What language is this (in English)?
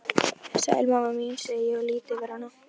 Icelandic